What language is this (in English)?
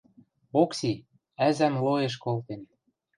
Western Mari